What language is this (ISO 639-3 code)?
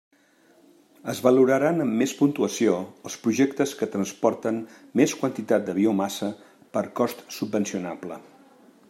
cat